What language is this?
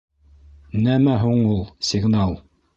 Bashkir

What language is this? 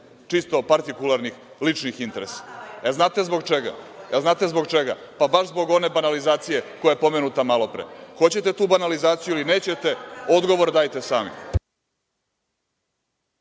Serbian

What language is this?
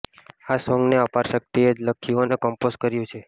Gujarati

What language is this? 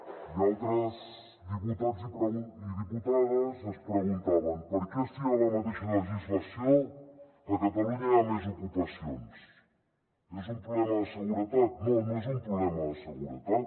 Catalan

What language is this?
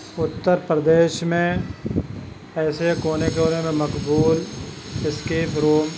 Urdu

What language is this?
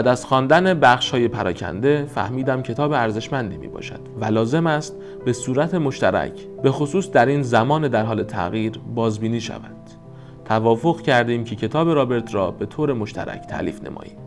Persian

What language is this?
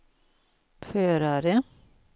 Swedish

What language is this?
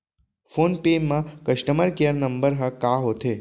Chhattisgarhi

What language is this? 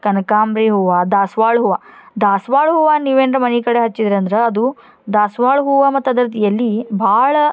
Kannada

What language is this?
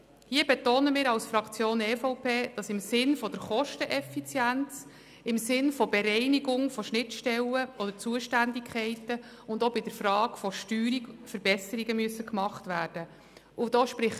Swiss German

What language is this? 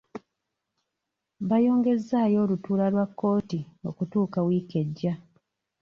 Ganda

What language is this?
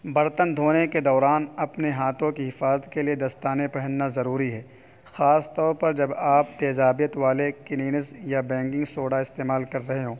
Urdu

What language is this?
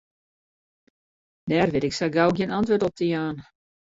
Western Frisian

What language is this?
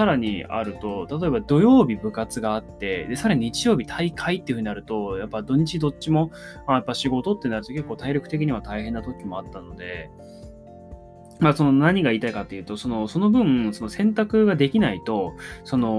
Japanese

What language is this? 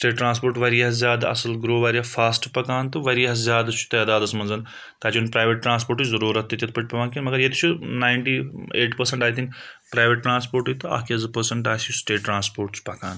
Kashmiri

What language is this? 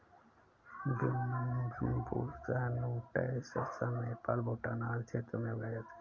Hindi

